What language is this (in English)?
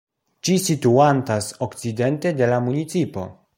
Esperanto